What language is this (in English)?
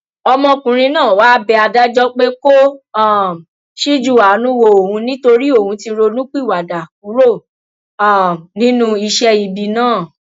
Yoruba